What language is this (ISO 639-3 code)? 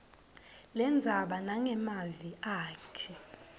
ssw